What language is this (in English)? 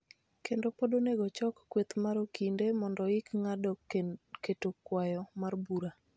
Luo (Kenya and Tanzania)